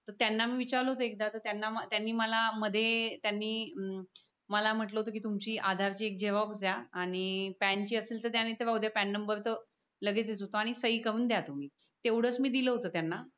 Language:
Marathi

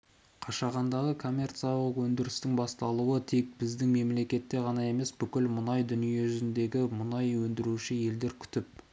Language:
Kazakh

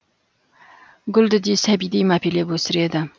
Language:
Kazakh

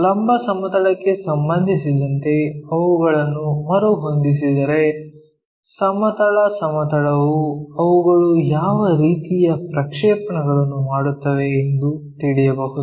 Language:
Kannada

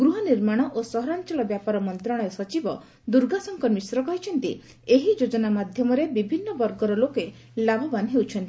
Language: Odia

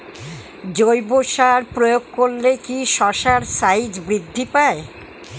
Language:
Bangla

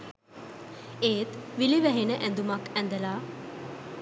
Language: Sinhala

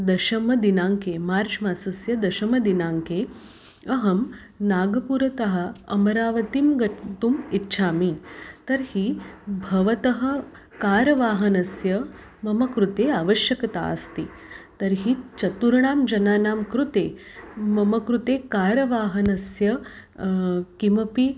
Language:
Sanskrit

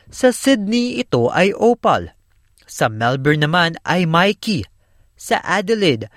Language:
Filipino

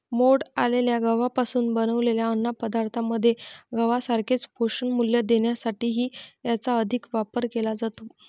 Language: Marathi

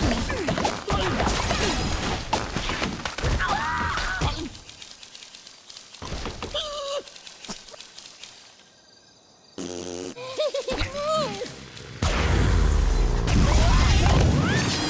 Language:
English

